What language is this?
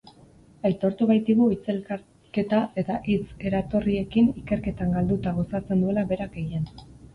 Basque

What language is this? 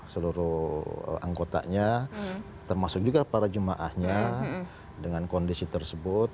Indonesian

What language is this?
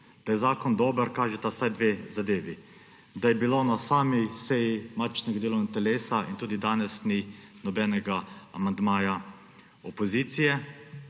Slovenian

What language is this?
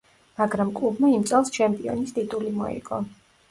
Georgian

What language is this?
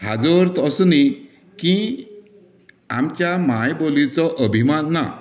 Konkani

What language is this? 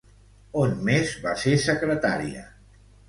Catalan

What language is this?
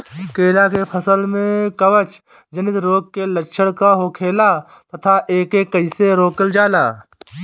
Bhojpuri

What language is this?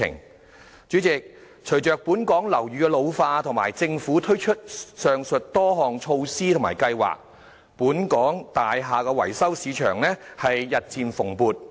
Cantonese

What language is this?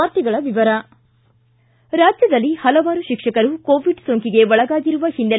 Kannada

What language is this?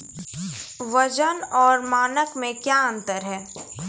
Maithili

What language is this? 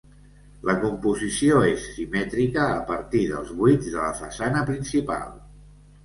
Catalan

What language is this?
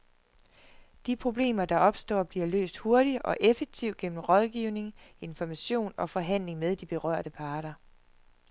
Danish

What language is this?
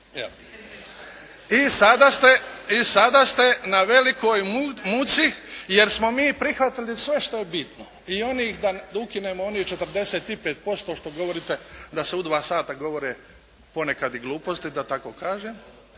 Croatian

